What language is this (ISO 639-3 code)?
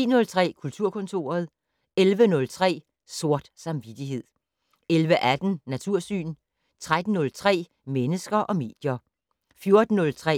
dan